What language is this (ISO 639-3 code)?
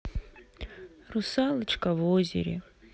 rus